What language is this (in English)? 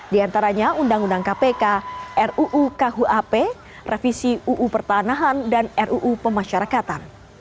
Indonesian